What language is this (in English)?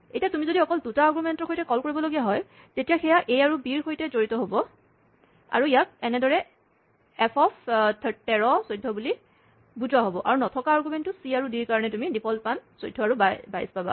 Assamese